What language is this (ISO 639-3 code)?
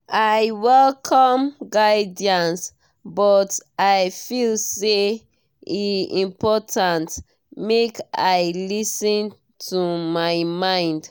pcm